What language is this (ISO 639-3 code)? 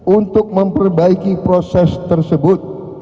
ind